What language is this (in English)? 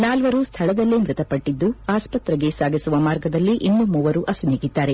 Kannada